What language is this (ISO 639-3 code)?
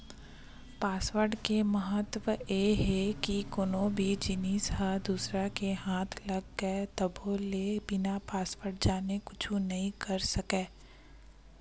hne